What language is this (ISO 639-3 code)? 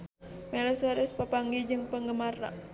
sun